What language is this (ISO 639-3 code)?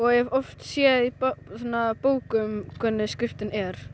isl